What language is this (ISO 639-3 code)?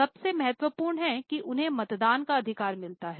hin